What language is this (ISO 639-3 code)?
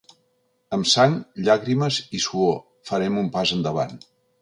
cat